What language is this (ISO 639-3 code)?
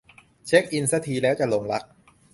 tha